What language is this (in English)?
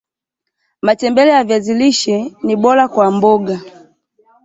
Swahili